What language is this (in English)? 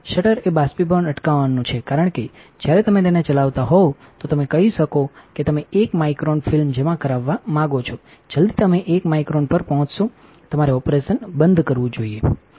Gujarati